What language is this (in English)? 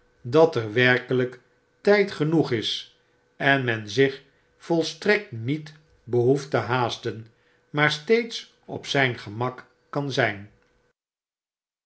Dutch